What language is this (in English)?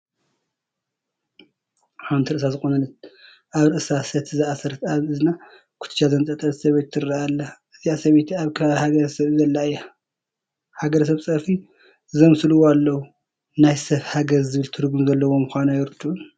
Tigrinya